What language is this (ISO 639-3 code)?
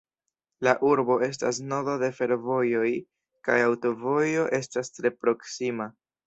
epo